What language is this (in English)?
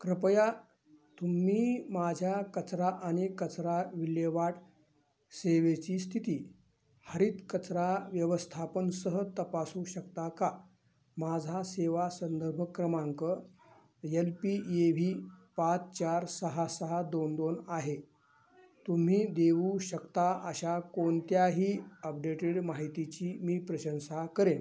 Marathi